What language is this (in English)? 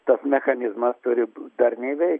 Lithuanian